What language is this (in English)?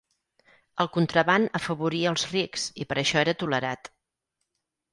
Catalan